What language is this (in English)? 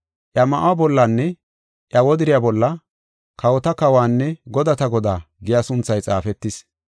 Gofa